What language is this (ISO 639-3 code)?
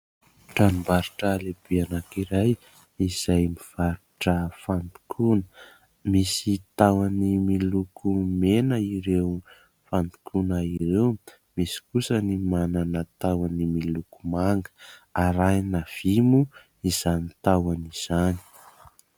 mlg